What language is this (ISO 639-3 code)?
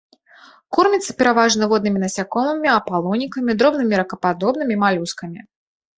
bel